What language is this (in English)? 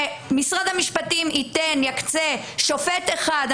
Hebrew